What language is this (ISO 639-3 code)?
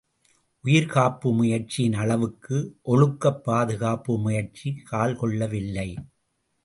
tam